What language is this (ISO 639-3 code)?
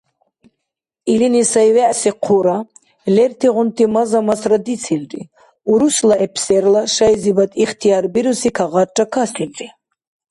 dar